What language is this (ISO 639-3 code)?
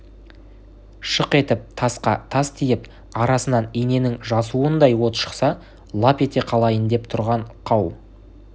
kaz